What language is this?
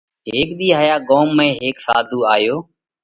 Parkari Koli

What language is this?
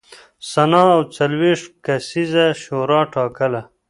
Pashto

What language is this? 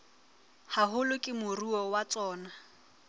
Southern Sotho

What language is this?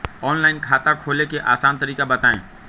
Magahi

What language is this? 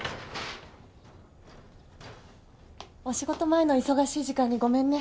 Japanese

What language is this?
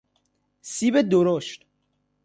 Persian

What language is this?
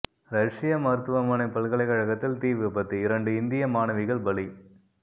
Tamil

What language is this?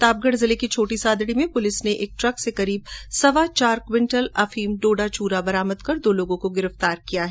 Hindi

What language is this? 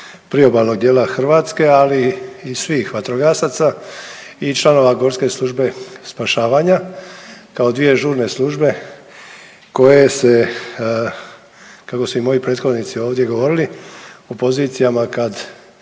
Croatian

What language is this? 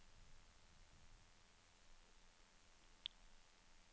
Norwegian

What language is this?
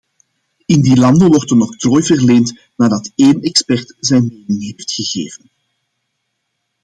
Dutch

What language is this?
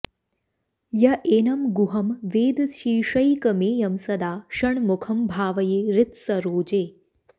Sanskrit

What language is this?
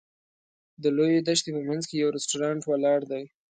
Pashto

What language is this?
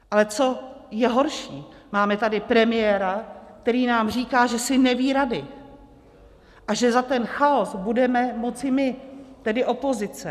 Czech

